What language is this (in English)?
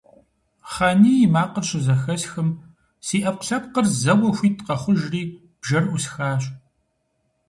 Kabardian